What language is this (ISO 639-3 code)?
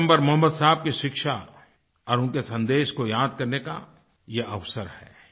hin